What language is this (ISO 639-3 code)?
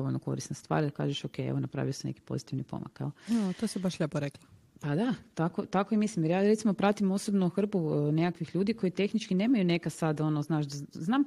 hrv